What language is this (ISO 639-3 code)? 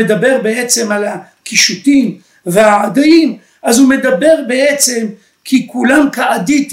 heb